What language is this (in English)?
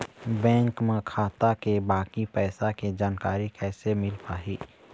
Chhattisgarhi